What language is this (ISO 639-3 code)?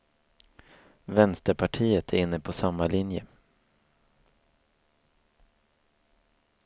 swe